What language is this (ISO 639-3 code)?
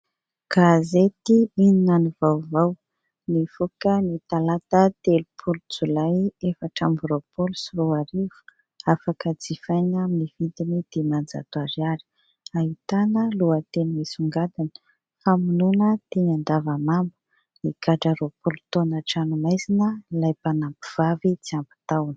mlg